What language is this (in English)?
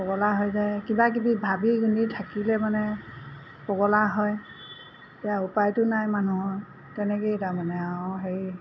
Assamese